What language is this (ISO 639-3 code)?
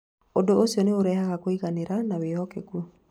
kik